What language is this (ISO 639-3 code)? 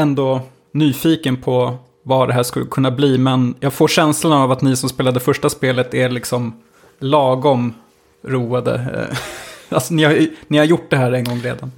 swe